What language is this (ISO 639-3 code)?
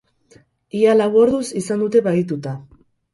eus